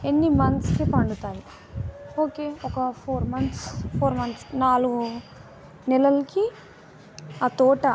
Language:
Telugu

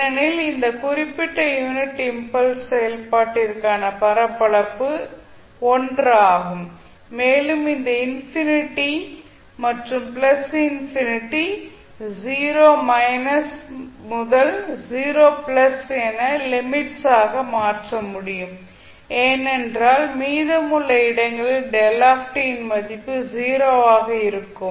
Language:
Tamil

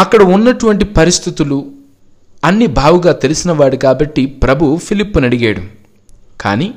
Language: Telugu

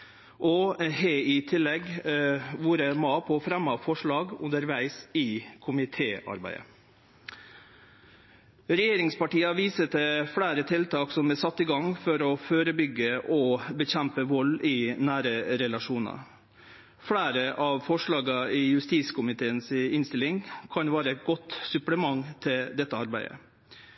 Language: Norwegian Nynorsk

